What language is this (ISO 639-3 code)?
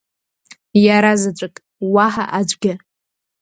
abk